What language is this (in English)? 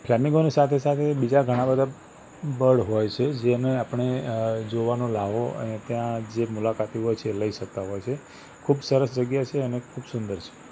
Gujarati